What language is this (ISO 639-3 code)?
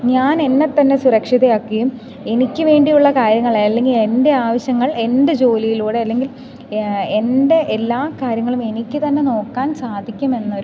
mal